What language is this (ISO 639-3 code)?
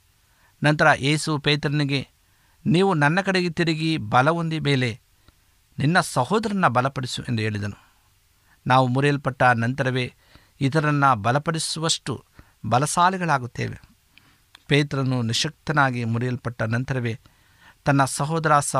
kan